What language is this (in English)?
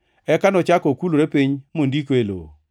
Luo (Kenya and Tanzania)